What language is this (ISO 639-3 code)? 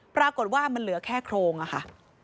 tha